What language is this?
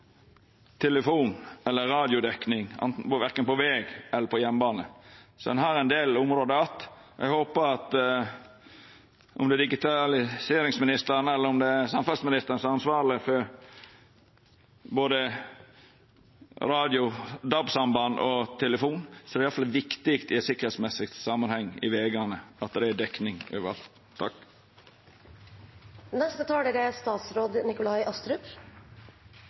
Norwegian Nynorsk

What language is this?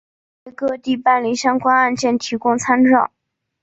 Chinese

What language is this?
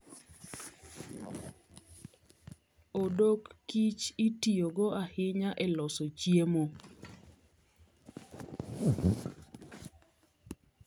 Luo (Kenya and Tanzania)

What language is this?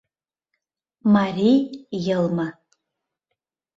Mari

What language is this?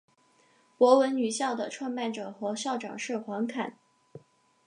Chinese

